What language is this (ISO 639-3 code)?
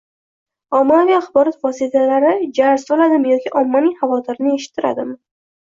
uzb